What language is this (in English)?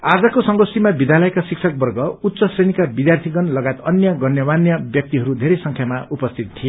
Nepali